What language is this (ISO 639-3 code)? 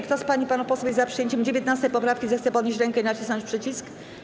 pol